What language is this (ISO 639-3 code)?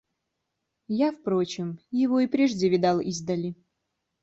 rus